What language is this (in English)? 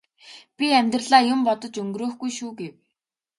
Mongolian